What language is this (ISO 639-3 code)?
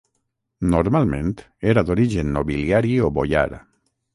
cat